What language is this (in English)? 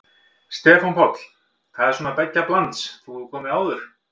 Icelandic